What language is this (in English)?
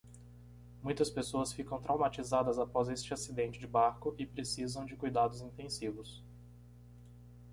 Portuguese